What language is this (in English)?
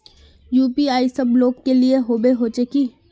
Magahi